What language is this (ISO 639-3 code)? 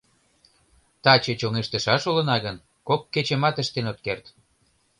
chm